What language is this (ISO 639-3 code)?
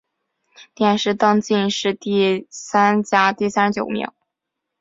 zho